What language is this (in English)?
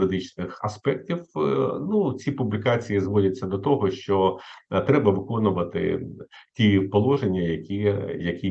Ukrainian